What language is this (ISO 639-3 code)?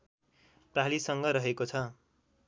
nep